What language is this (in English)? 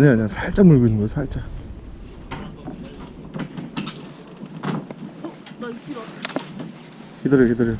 Korean